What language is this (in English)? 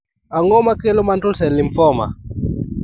Luo (Kenya and Tanzania)